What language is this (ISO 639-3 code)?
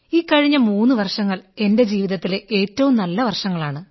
mal